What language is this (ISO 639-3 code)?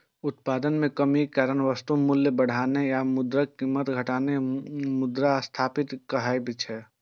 mai